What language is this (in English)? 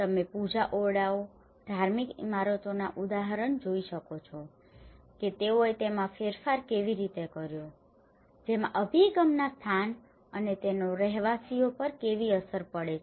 Gujarati